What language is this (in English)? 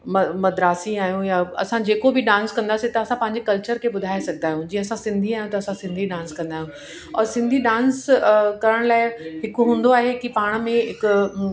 Sindhi